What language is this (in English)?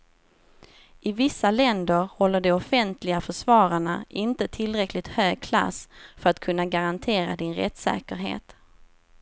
Swedish